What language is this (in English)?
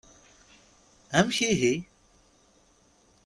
Kabyle